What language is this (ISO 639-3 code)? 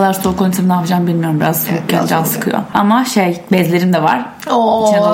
tur